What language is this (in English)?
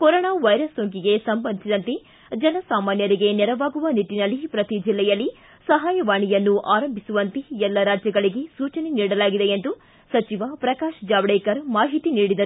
Kannada